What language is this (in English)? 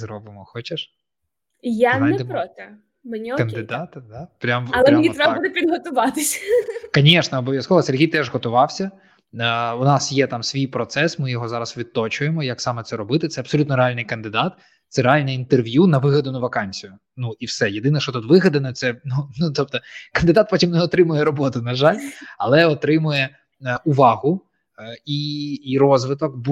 Ukrainian